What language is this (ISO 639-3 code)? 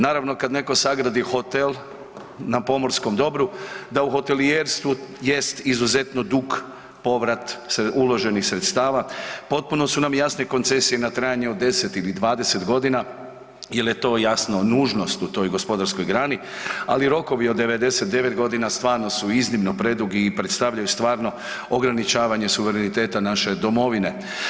hrv